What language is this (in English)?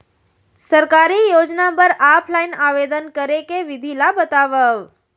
Chhattisgarhi